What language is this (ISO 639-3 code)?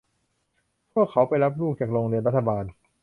tha